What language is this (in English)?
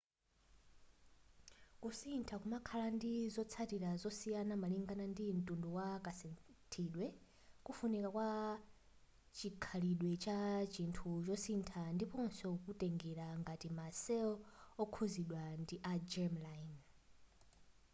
Nyanja